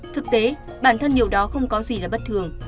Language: Vietnamese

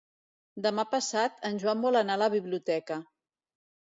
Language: Catalan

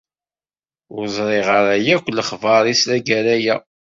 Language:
Kabyle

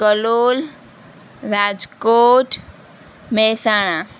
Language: Gujarati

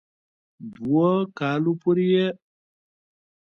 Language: Pashto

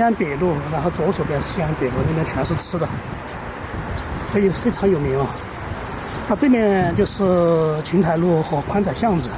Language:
Chinese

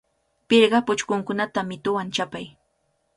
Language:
Cajatambo North Lima Quechua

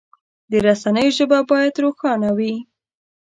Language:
Pashto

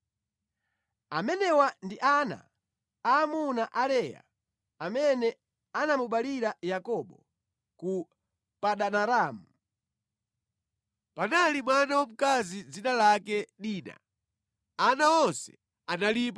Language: Nyanja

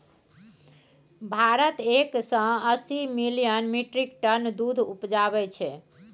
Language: Maithili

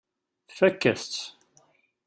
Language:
Kabyle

